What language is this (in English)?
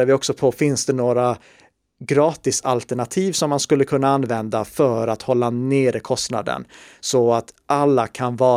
Swedish